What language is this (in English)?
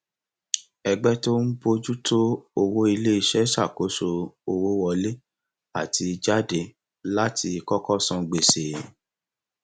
Yoruba